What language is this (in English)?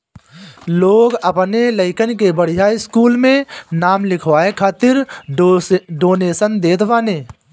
Bhojpuri